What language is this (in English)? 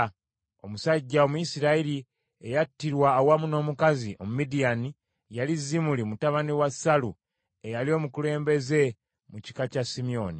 Ganda